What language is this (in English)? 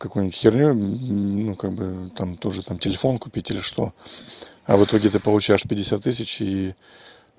Russian